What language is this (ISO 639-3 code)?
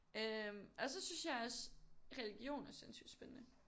dan